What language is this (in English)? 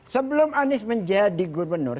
Indonesian